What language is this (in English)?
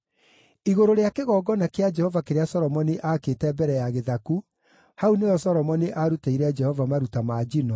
Kikuyu